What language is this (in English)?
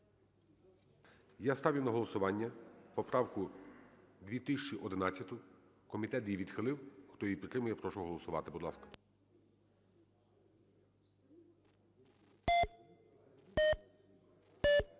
Ukrainian